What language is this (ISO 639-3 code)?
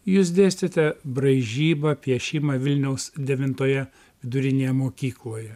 lit